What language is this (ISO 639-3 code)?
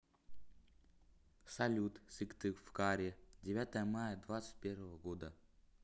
rus